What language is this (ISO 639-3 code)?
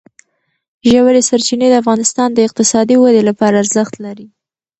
pus